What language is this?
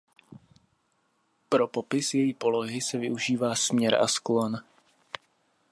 Czech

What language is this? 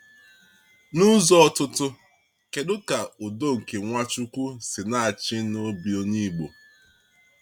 Igbo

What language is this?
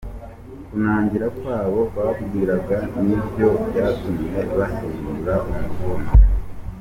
Kinyarwanda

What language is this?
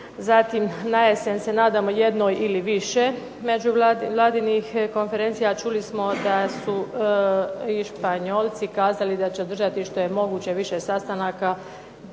Croatian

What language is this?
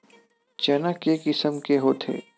Chhattisgarhi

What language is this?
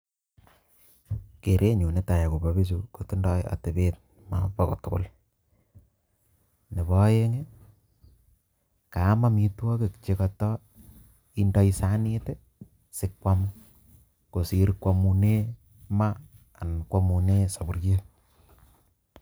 Kalenjin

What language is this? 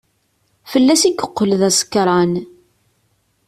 Kabyle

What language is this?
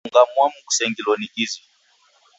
Taita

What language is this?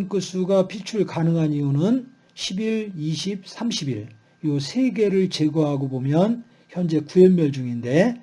Korean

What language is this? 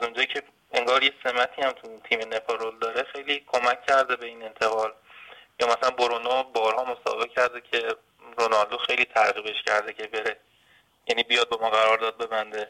Persian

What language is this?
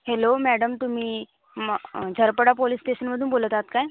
Marathi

